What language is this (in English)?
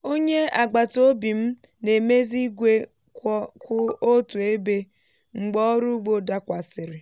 Igbo